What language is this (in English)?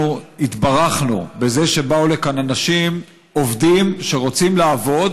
Hebrew